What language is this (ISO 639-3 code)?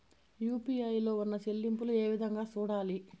tel